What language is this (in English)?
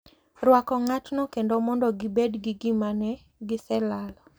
Luo (Kenya and Tanzania)